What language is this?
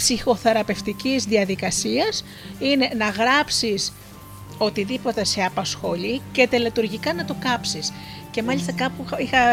Greek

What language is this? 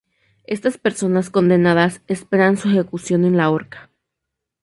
Spanish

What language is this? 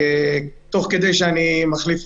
Hebrew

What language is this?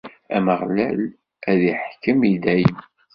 Kabyle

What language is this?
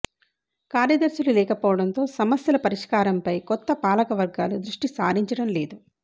Telugu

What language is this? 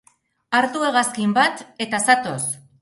Basque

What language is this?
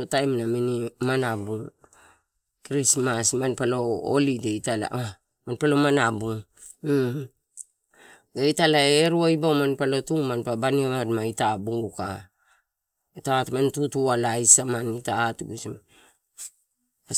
Torau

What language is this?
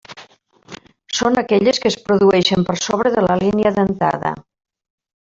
Catalan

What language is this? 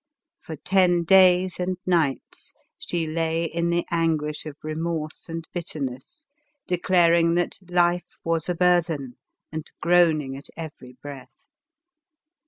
English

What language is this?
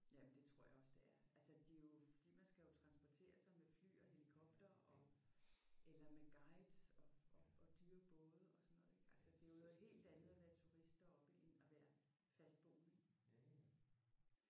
Danish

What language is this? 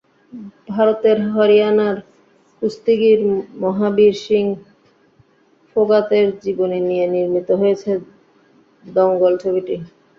Bangla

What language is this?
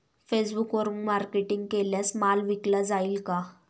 Marathi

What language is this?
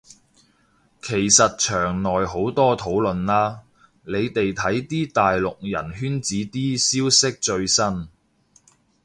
Cantonese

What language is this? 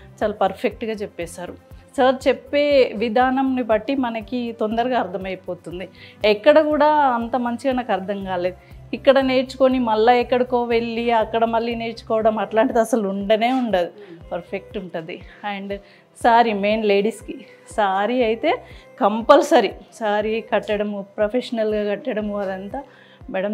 Telugu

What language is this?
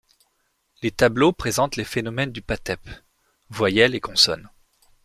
French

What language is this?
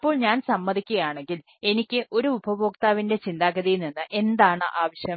Malayalam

